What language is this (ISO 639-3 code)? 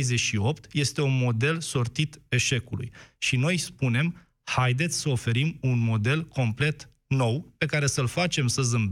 ron